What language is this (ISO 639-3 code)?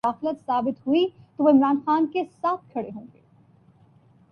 urd